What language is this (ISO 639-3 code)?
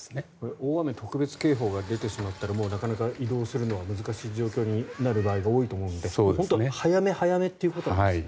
jpn